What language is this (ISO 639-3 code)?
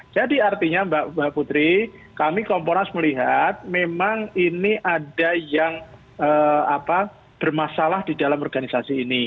ind